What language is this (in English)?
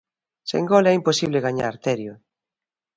Galician